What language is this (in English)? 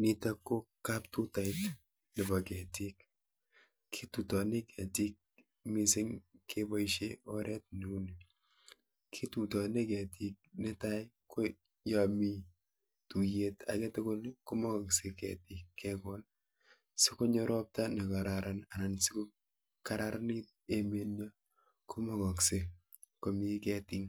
Kalenjin